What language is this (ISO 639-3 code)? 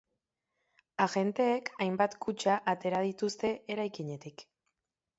eus